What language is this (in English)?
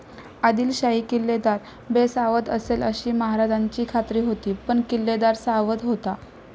Marathi